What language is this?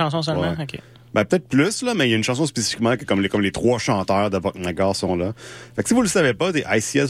French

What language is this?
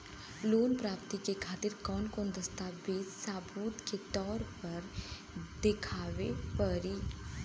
Bhojpuri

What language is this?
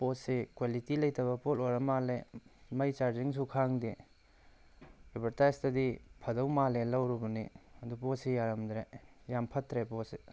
Manipuri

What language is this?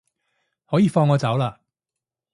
Cantonese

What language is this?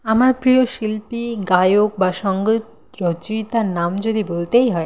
Bangla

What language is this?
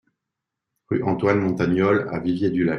French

